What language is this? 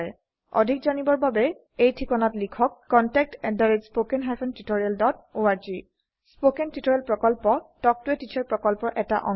Assamese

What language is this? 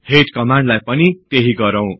Nepali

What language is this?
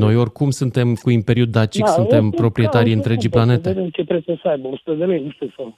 Romanian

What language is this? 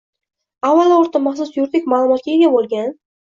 Uzbek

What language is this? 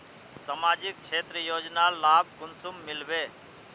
Magahi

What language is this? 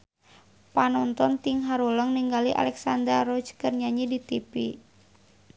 Sundanese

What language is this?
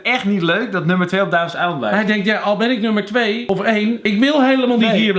Dutch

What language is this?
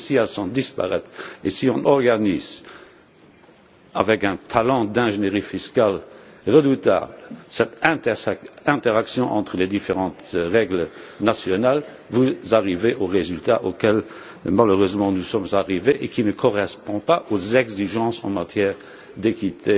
French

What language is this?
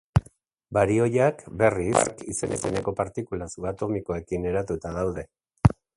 Basque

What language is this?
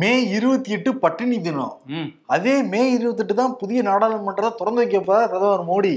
Tamil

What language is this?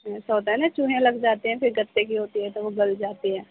Urdu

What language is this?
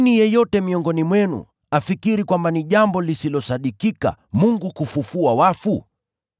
Swahili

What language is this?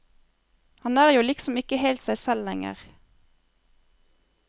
Norwegian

